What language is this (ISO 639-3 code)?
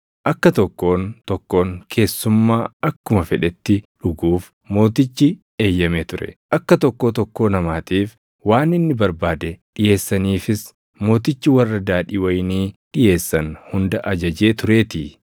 orm